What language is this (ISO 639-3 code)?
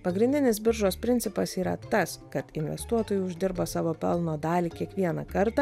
lit